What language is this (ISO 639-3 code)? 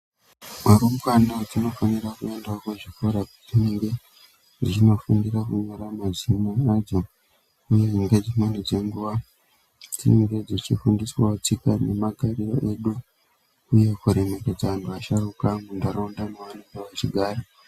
ndc